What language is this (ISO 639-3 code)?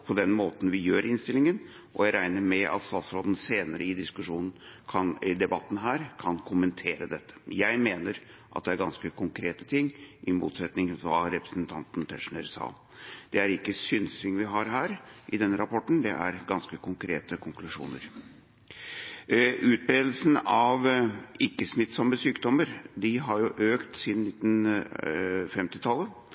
nob